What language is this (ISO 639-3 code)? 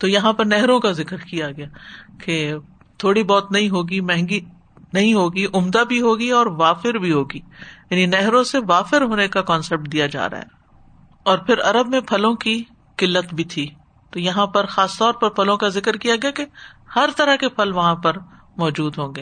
urd